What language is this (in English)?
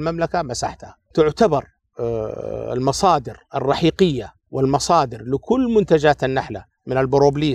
Arabic